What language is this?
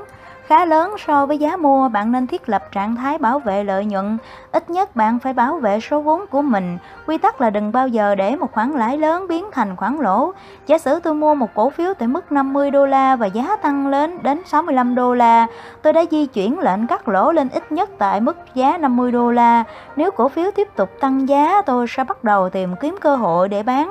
Vietnamese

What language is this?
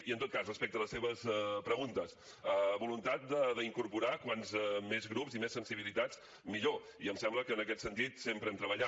Catalan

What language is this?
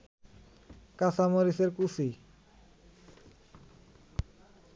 Bangla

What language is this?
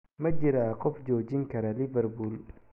Somali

